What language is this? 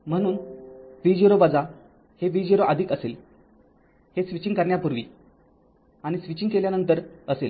Marathi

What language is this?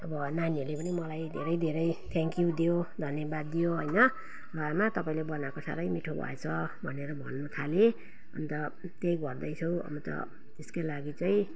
Nepali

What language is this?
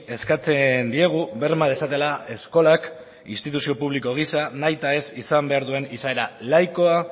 Basque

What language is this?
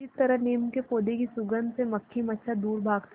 Hindi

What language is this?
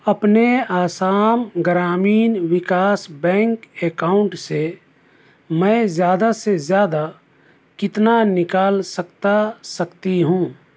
Urdu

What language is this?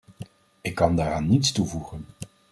Dutch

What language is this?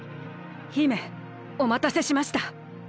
Japanese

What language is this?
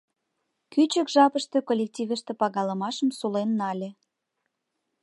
Mari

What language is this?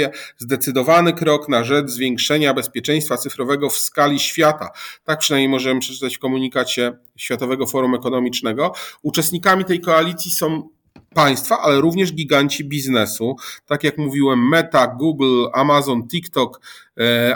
Polish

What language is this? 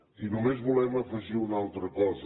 Catalan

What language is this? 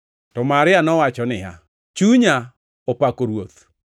Luo (Kenya and Tanzania)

